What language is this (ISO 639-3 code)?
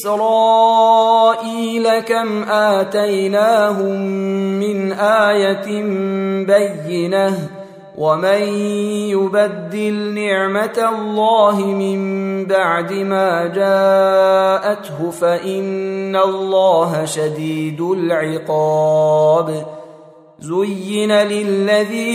ara